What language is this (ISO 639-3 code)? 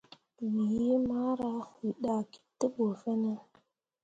mua